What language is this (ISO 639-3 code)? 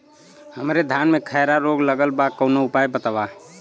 bho